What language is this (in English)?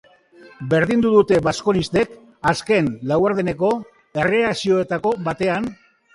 Basque